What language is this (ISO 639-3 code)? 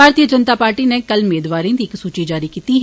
doi